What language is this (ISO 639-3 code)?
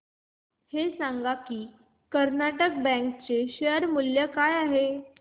mar